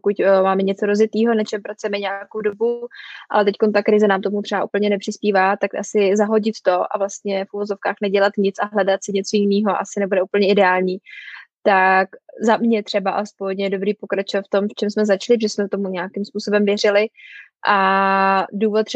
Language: Czech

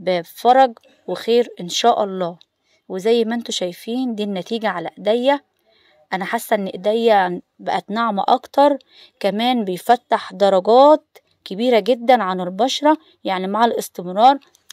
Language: Arabic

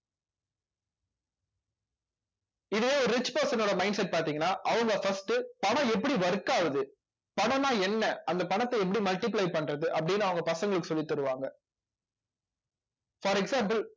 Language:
Tamil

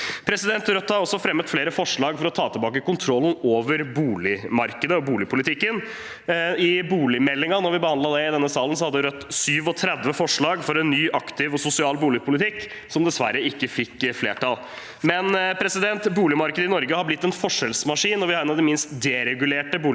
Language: Norwegian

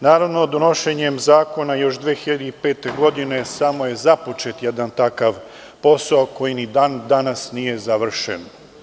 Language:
Serbian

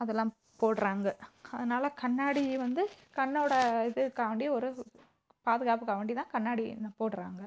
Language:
Tamil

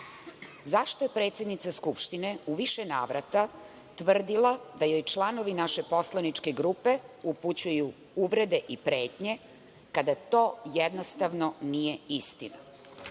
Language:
Serbian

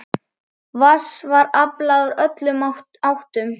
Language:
Icelandic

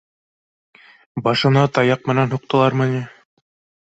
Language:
Bashkir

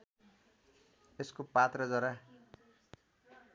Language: Nepali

